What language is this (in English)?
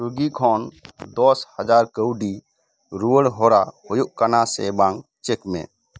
Santali